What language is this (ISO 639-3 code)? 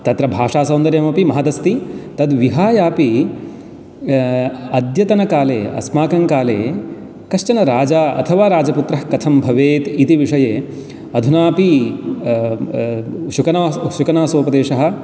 san